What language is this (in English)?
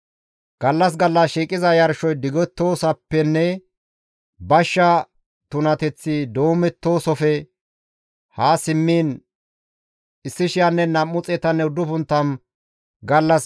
Gamo